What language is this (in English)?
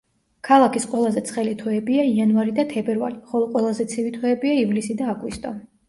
Georgian